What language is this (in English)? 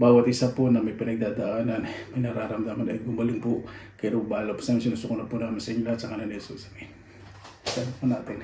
Filipino